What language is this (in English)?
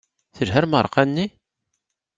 Kabyle